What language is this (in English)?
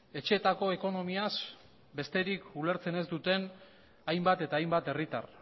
Basque